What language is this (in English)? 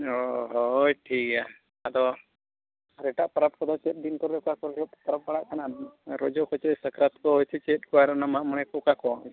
Santali